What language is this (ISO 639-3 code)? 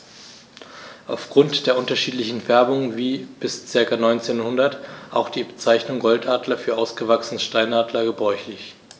deu